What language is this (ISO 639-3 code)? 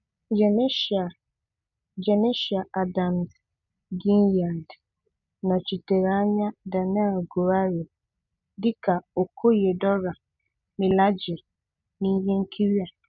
ibo